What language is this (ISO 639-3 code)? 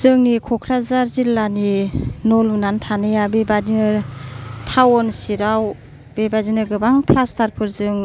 brx